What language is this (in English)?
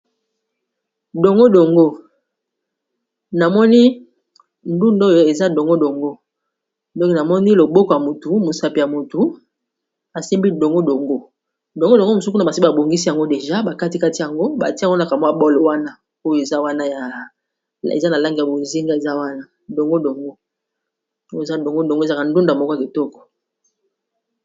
Lingala